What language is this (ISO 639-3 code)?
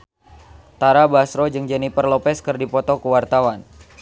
sun